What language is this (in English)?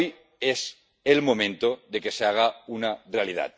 Spanish